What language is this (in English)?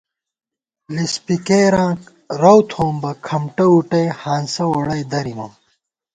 Gawar-Bati